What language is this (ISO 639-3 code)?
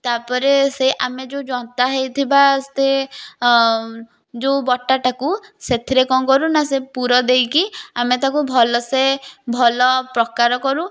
ori